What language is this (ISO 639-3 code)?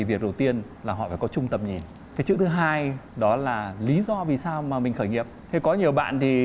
vie